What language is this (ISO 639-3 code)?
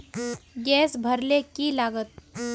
mag